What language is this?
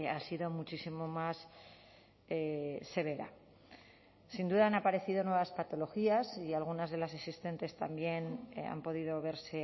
Spanish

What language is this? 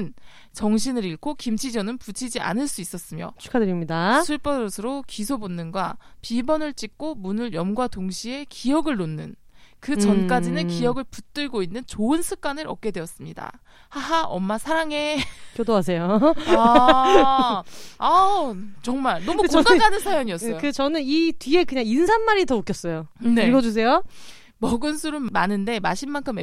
Korean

